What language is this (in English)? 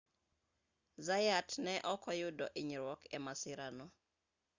Luo (Kenya and Tanzania)